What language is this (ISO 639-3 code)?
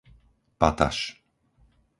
slk